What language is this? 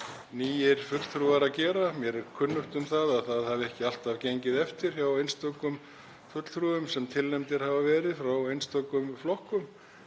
Icelandic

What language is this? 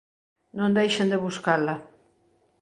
Galician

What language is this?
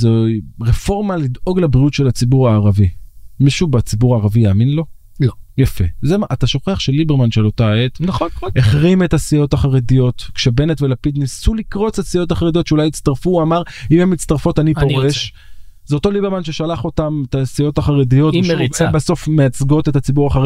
Hebrew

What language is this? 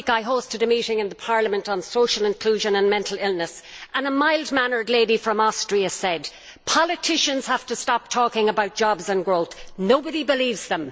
English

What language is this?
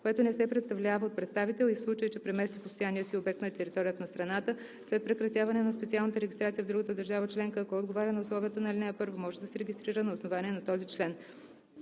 Bulgarian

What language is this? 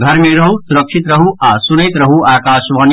Maithili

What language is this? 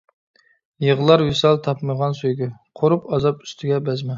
Uyghur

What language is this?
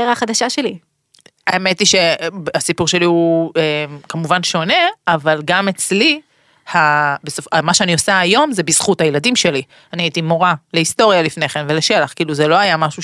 Hebrew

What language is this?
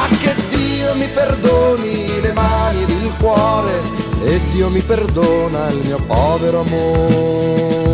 Italian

